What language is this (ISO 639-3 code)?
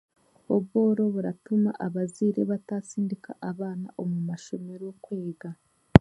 cgg